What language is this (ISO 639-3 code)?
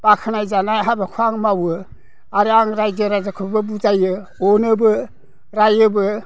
brx